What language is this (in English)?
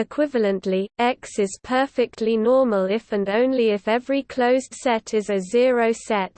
English